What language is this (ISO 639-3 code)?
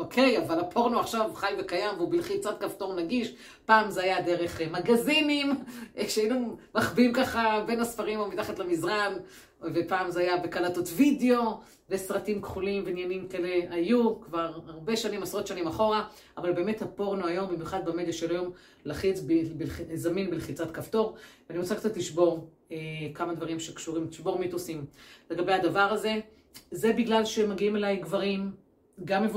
heb